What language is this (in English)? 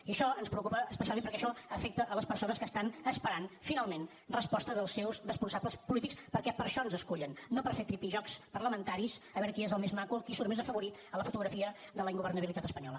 Catalan